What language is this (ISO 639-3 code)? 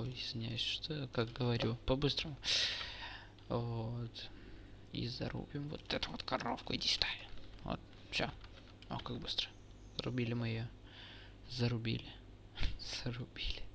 rus